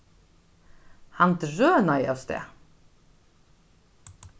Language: Faroese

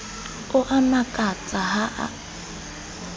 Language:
Southern Sotho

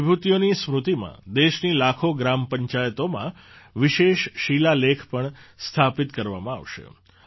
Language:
Gujarati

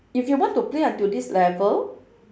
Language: English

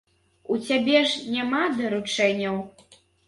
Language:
Belarusian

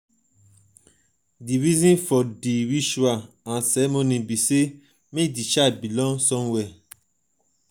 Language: Nigerian Pidgin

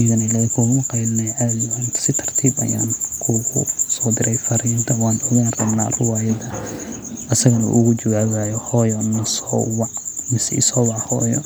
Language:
Somali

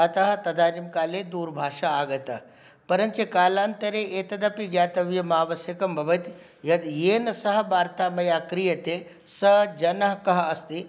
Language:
Sanskrit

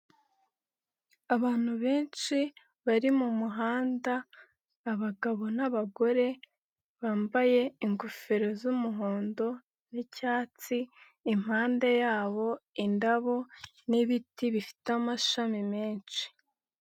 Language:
Kinyarwanda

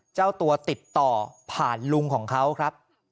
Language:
Thai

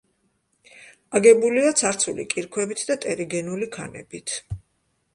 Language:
Georgian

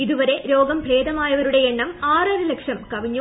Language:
Malayalam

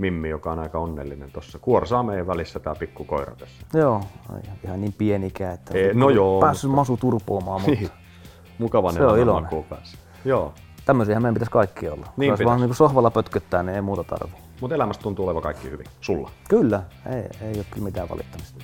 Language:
Finnish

